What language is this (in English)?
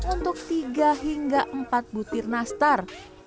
Indonesian